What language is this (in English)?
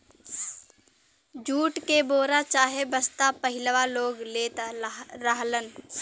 Bhojpuri